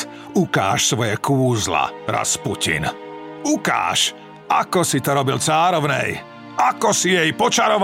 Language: Slovak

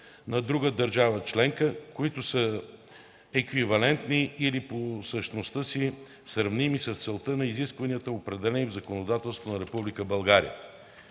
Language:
Bulgarian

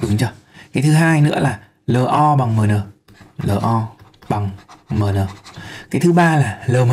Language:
Vietnamese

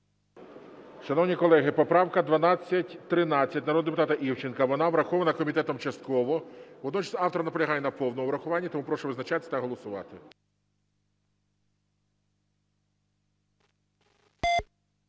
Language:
Ukrainian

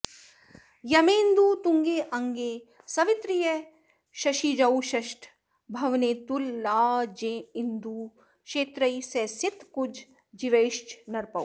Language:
Sanskrit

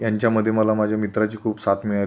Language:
Marathi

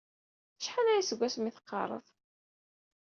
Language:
Kabyle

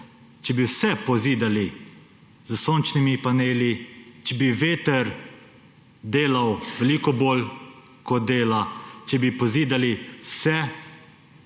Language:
Slovenian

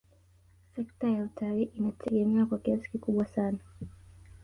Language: Swahili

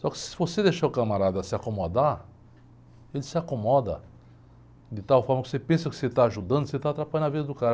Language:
Portuguese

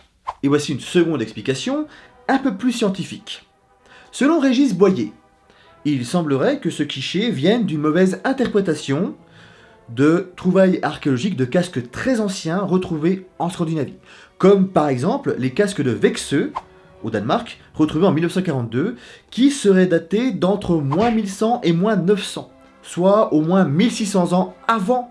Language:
French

